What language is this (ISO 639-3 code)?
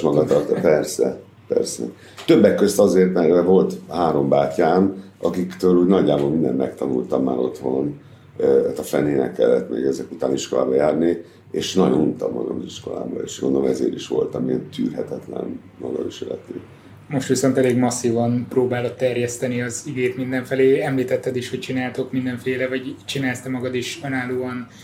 hun